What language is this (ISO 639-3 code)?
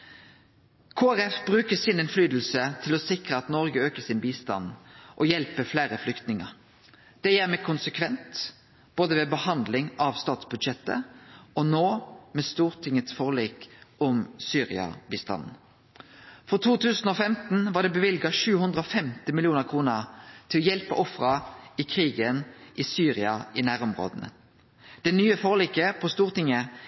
nno